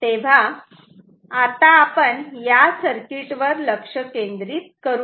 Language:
Marathi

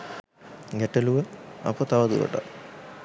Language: Sinhala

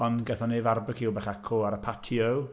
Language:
Welsh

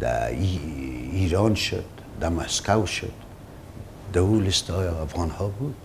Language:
Persian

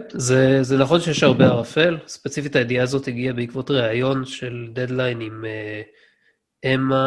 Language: Hebrew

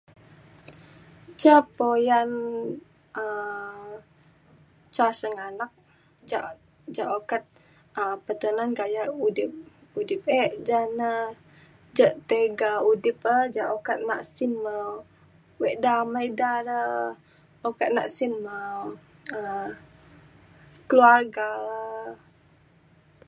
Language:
Mainstream Kenyah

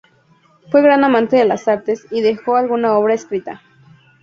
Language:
Spanish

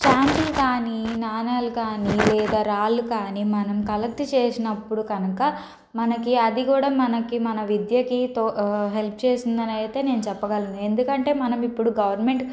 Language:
Telugu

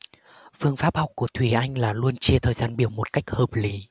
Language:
Vietnamese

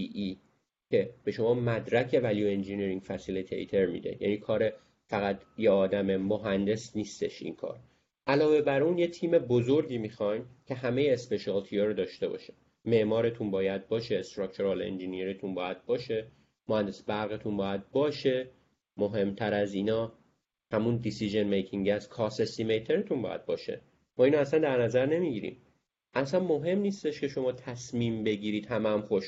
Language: Persian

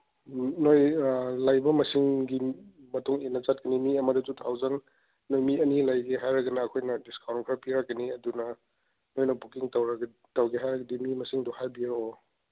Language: Manipuri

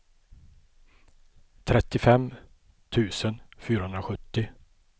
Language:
Swedish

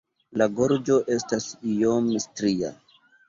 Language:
Esperanto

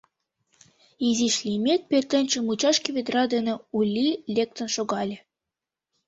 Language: Mari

